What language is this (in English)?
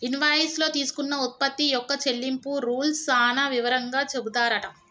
Telugu